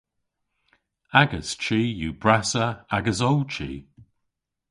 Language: Cornish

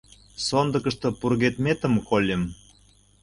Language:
Mari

